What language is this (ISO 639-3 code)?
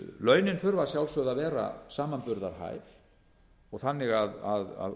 isl